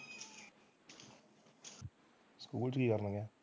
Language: Punjabi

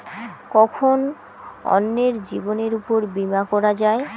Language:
Bangla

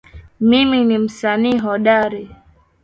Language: Swahili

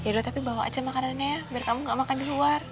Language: Indonesian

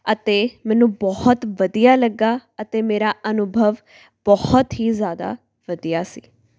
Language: Punjabi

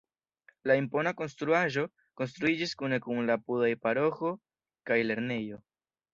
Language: Esperanto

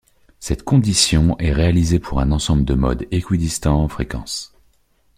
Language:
French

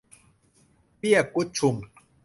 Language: Thai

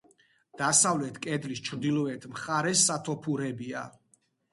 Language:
Georgian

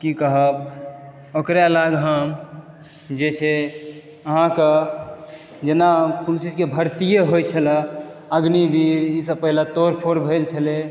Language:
Maithili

